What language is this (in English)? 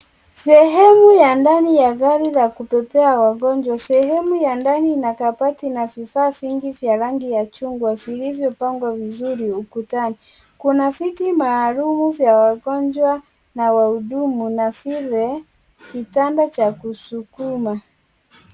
Swahili